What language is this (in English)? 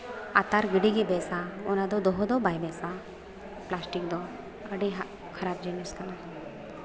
Santali